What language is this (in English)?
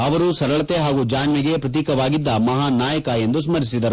Kannada